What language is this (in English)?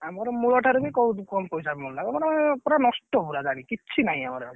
Odia